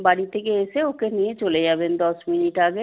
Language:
Bangla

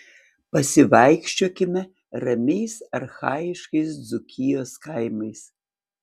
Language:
Lithuanian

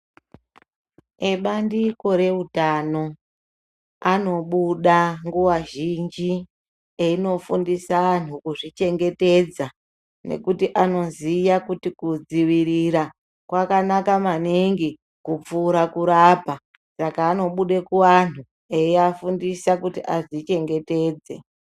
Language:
Ndau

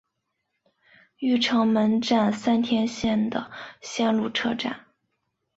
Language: Chinese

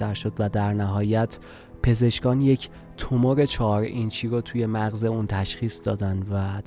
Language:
Persian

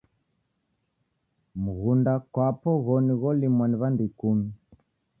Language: Taita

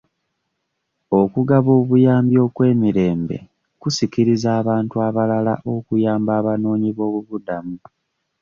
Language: Ganda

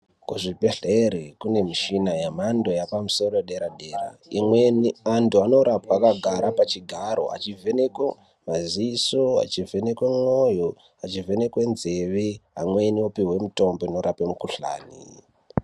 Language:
Ndau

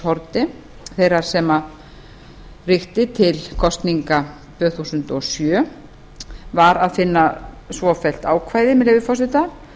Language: Icelandic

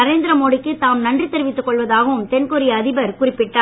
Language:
Tamil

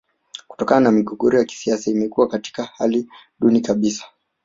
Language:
Swahili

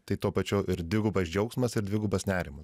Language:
Lithuanian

